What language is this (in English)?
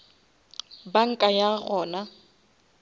Northern Sotho